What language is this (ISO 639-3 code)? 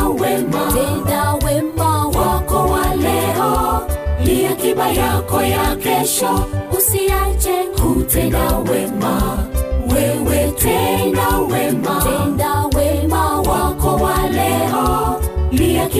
swa